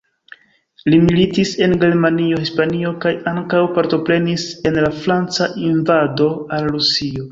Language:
Esperanto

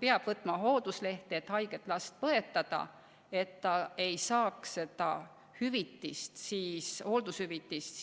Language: Estonian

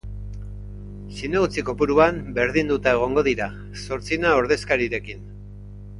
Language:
Basque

